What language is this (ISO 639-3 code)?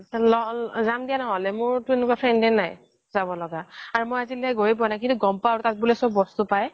asm